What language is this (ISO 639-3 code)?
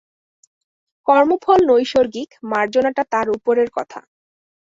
ben